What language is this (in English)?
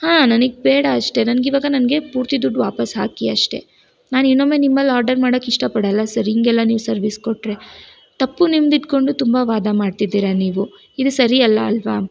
Kannada